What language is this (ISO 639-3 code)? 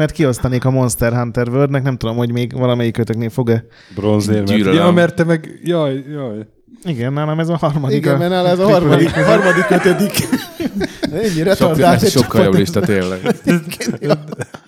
hun